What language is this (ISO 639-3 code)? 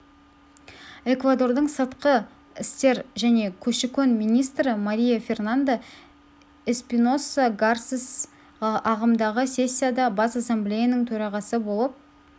kaz